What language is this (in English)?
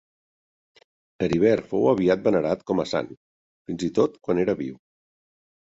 Catalan